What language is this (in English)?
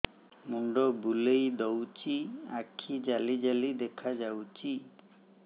Odia